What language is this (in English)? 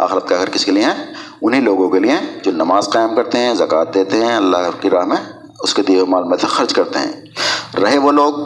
Urdu